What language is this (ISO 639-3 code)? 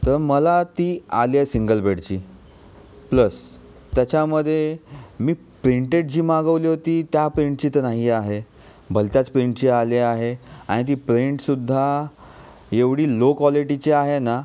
mar